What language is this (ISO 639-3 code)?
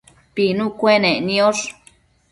mcf